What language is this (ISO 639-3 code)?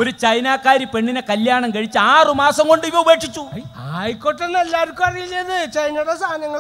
ind